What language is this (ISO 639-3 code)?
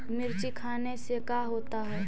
mag